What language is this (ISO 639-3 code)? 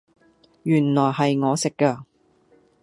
yue